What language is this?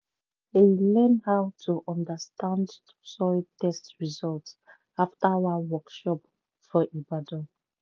Nigerian Pidgin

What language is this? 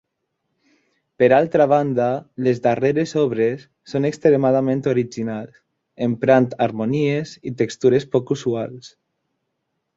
Catalan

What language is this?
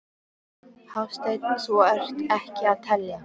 Icelandic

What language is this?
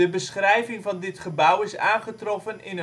Dutch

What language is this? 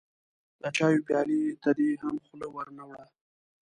Pashto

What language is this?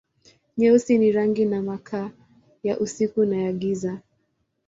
Swahili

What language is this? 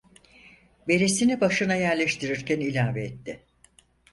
Turkish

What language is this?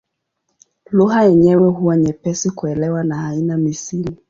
Swahili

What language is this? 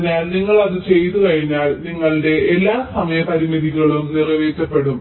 Malayalam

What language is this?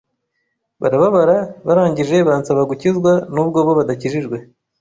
Kinyarwanda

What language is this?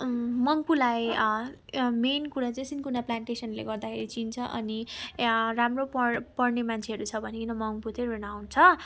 Nepali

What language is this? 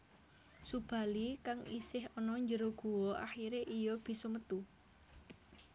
Javanese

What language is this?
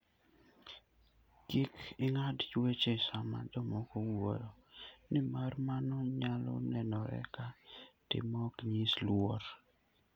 Luo (Kenya and Tanzania)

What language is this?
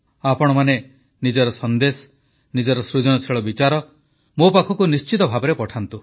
Odia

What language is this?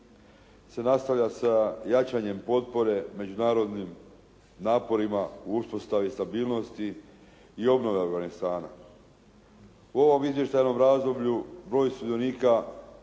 Croatian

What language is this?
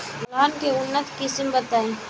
Bhojpuri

